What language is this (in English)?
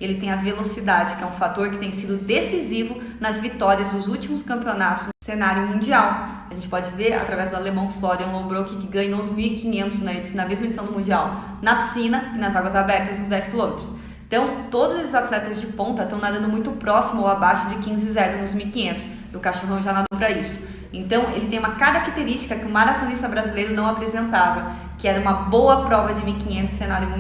Portuguese